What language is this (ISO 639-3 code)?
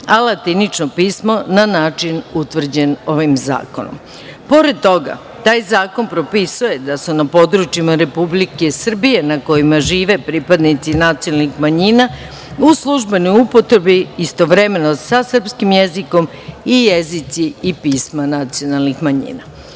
srp